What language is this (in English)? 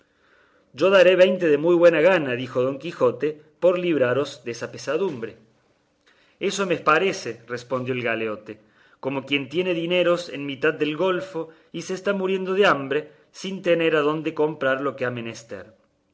Spanish